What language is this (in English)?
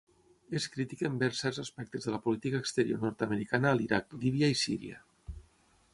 Catalan